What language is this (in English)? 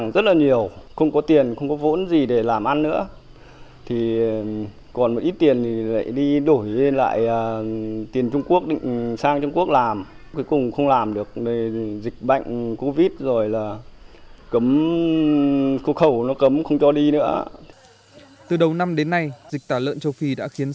Vietnamese